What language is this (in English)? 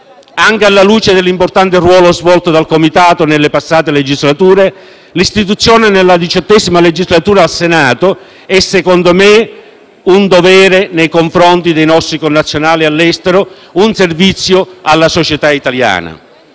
Italian